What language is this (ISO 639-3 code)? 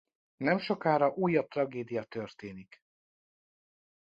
hun